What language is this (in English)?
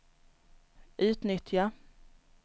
Swedish